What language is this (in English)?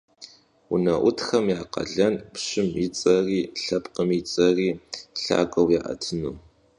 Kabardian